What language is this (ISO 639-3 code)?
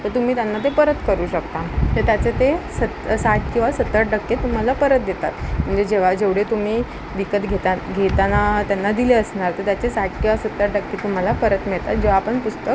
mar